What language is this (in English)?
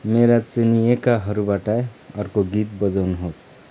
Nepali